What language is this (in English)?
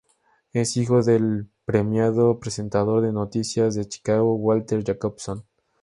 Spanish